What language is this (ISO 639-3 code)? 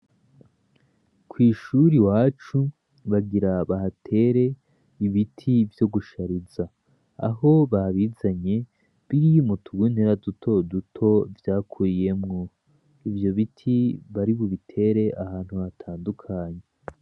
run